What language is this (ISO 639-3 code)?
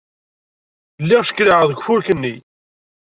kab